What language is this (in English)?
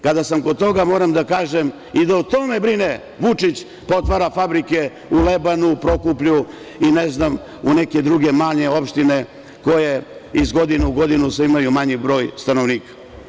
Serbian